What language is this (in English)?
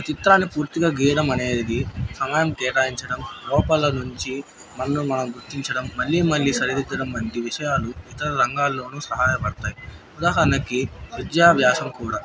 Telugu